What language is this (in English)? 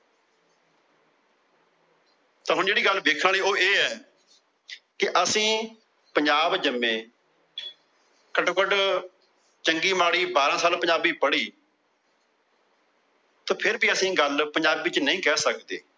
Punjabi